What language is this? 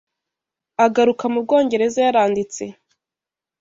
Kinyarwanda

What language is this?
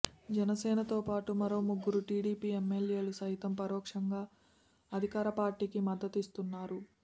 Telugu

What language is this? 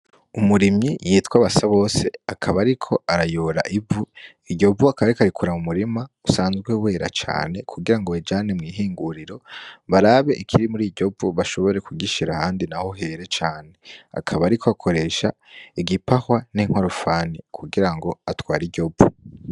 Rundi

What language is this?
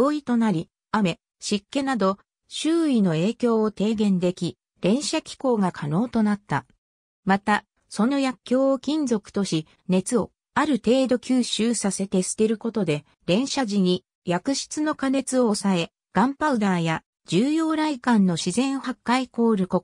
Japanese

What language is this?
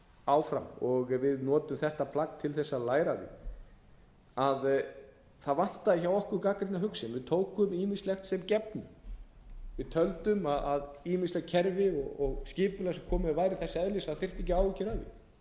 Icelandic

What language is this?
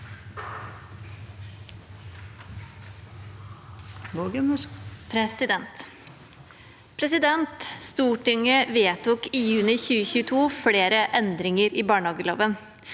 Norwegian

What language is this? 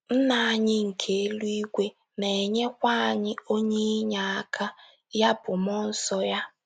Igbo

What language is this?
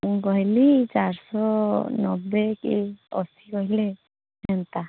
Odia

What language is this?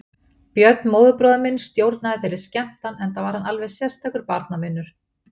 Icelandic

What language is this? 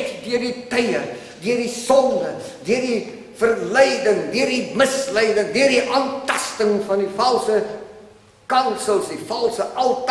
Dutch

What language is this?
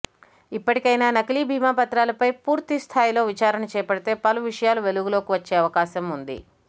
Telugu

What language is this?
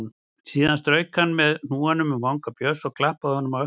Icelandic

